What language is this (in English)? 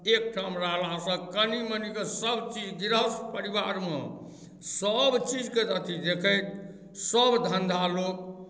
Maithili